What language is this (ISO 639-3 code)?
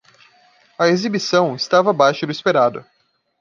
por